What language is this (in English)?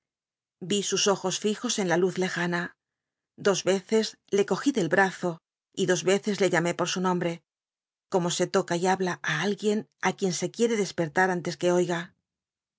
Spanish